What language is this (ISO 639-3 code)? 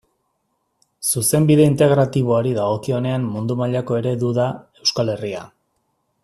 eus